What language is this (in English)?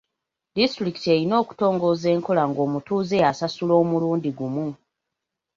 Ganda